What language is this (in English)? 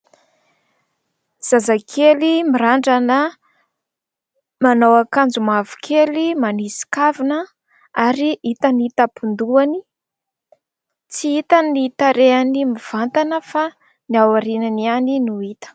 Malagasy